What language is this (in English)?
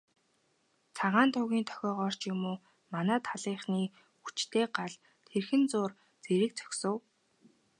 Mongolian